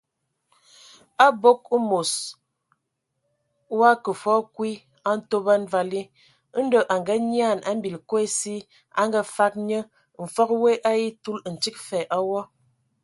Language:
Ewondo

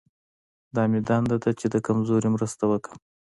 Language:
Pashto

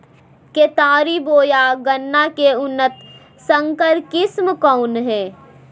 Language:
Magahi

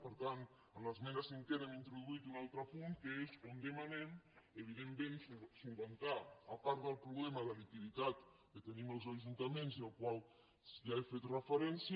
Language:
Catalan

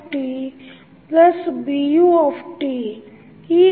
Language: Kannada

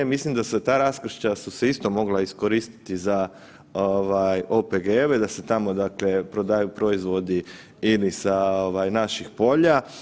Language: Croatian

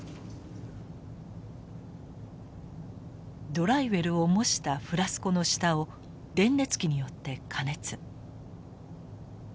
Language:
Japanese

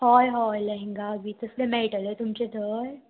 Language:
Konkani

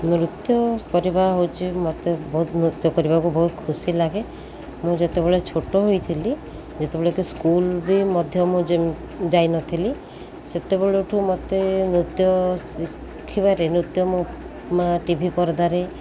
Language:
Odia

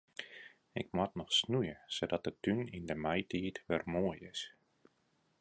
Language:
Western Frisian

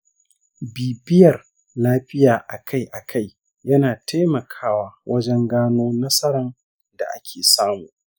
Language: Hausa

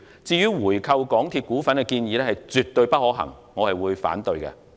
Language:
Cantonese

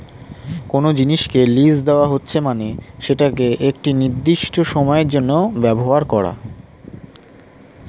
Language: Bangla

